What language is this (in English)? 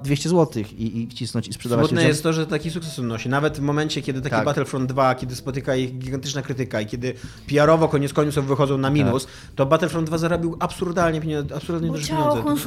Polish